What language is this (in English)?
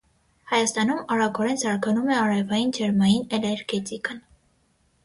Armenian